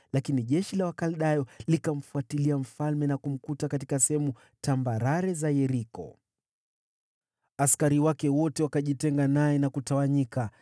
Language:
Swahili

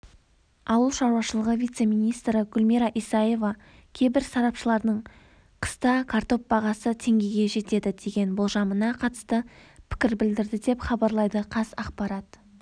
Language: Kazakh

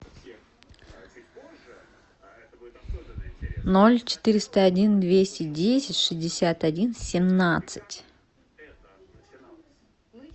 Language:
Russian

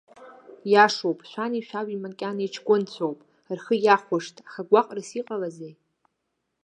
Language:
Abkhazian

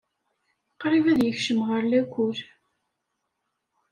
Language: Kabyle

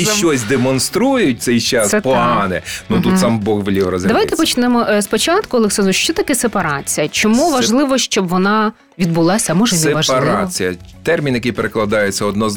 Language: Ukrainian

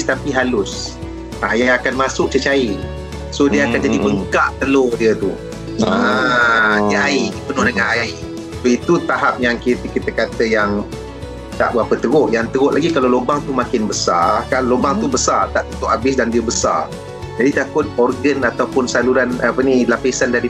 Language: Malay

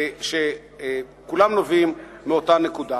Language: Hebrew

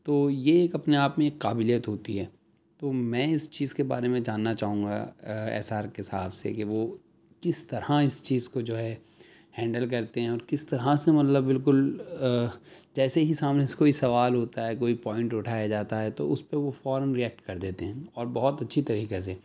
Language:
Urdu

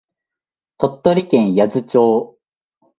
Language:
Japanese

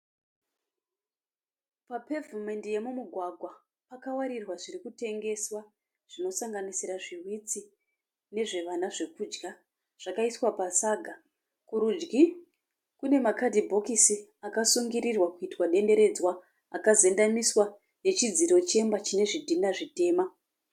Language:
Shona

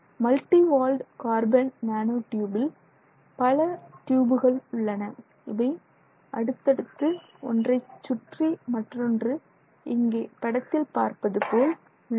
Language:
Tamil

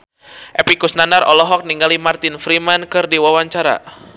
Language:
Sundanese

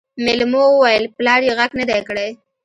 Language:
Pashto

